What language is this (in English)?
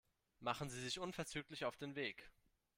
German